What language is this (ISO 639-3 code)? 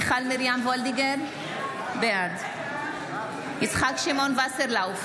heb